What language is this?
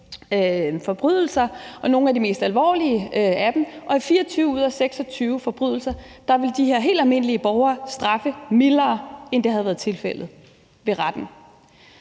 Danish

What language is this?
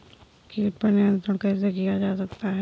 Hindi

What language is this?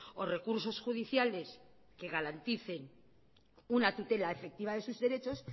Spanish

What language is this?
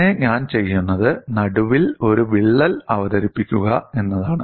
Malayalam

